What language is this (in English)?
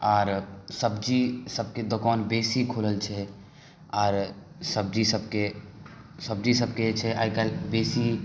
Maithili